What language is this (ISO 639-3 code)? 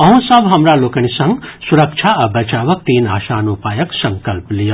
mai